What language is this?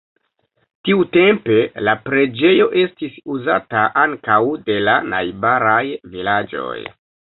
Esperanto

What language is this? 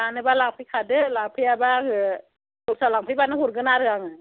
Bodo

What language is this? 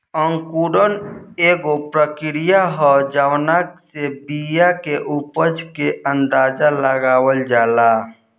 Bhojpuri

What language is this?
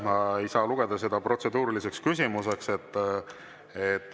Estonian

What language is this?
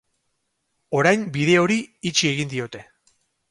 Basque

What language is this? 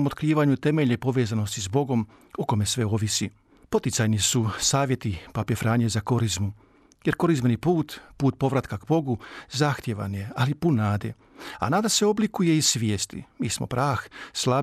Croatian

